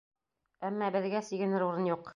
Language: Bashkir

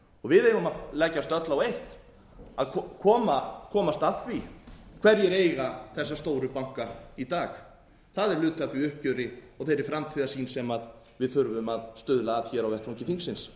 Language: Icelandic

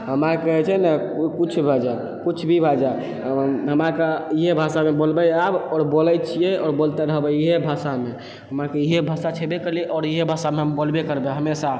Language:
Maithili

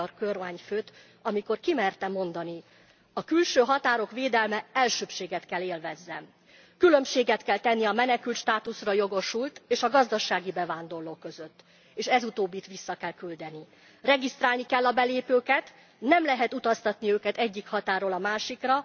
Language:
Hungarian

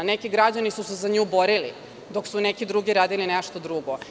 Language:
Serbian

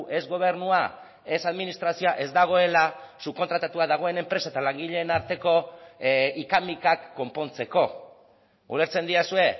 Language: Basque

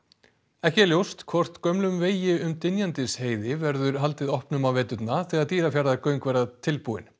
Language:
Icelandic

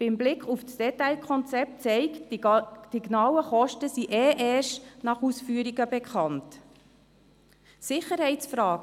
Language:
Swiss German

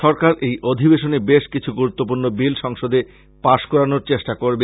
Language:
Bangla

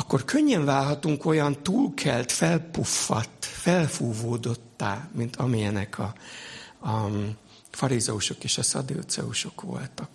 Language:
Hungarian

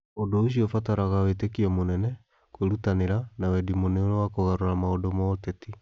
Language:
Kikuyu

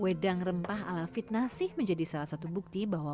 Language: Indonesian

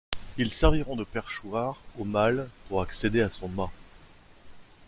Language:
French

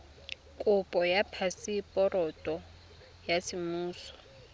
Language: Tswana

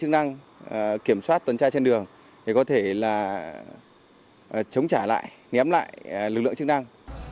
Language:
Vietnamese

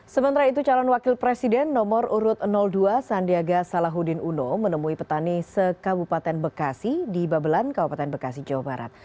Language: Indonesian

